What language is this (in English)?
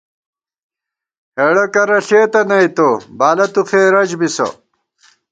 Gawar-Bati